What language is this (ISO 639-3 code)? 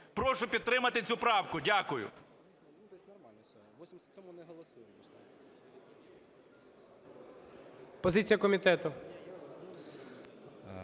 ukr